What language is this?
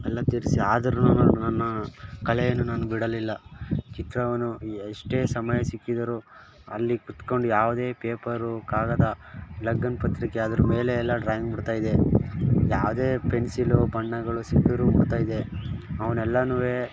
Kannada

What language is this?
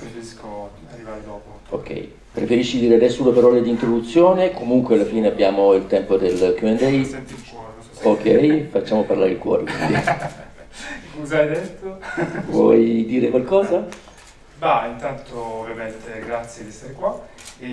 Italian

